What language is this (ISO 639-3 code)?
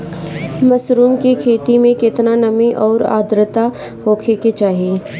bho